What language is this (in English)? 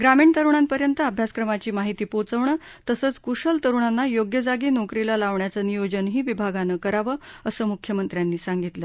Marathi